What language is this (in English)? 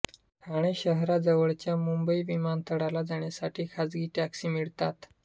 Marathi